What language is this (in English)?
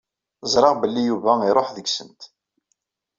Kabyle